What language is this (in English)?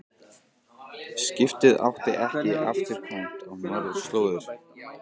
Icelandic